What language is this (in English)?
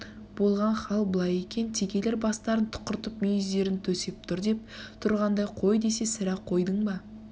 Kazakh